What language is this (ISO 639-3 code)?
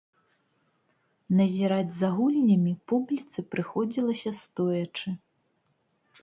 bel